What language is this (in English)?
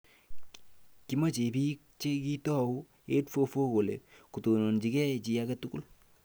Kalenjin